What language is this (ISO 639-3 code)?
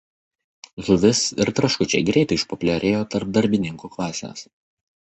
lit